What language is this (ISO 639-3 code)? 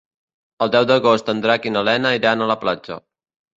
cat